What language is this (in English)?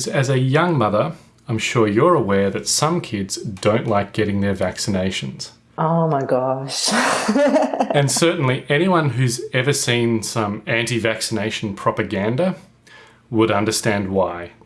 English